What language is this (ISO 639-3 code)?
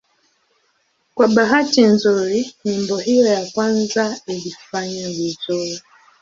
swa